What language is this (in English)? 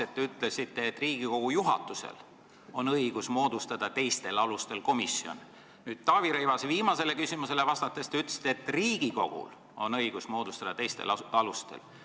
Estonian